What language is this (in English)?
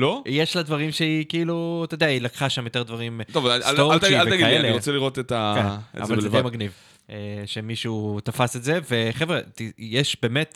Hebrew